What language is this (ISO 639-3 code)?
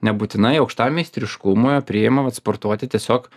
lit